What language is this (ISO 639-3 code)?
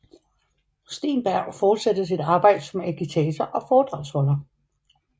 dan